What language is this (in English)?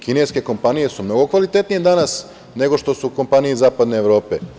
Serbian